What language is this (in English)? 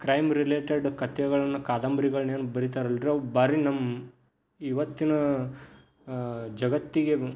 Kannada